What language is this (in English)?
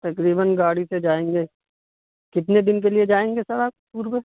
Urdu